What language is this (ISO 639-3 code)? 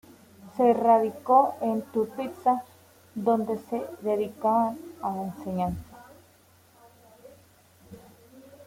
spa